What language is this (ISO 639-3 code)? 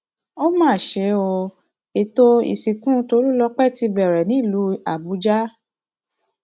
yor